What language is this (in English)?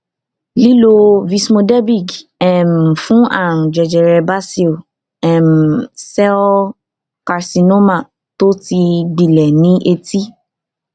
Yoruba